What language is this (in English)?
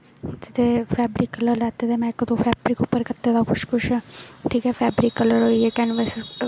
Dogri